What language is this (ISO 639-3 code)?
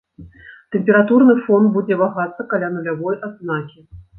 bel